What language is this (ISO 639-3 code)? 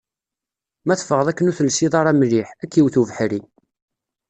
kab